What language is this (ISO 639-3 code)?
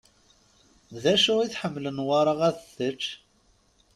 kab